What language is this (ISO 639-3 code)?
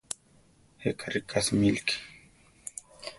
tar